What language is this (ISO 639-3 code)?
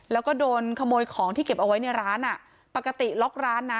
tha